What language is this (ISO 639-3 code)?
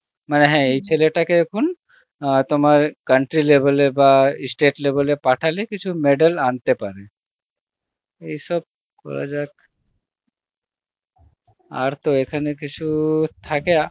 ben